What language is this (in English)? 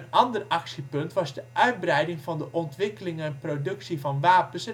Dutch